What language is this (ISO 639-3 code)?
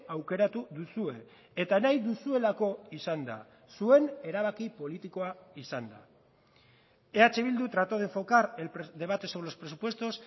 eus